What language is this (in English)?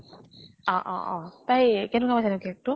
Assamese